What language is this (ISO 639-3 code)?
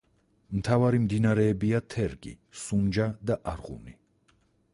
kat